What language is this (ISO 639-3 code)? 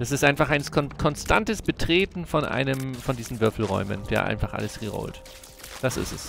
deu